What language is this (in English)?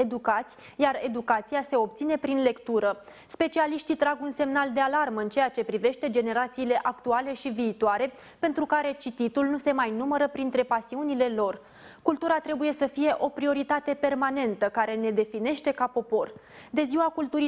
Romanian